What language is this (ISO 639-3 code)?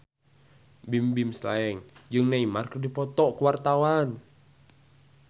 sun